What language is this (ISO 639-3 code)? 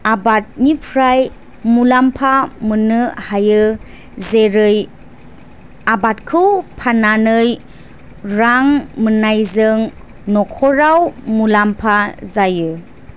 brx